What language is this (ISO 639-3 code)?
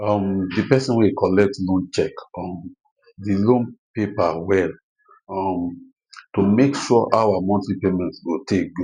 pcm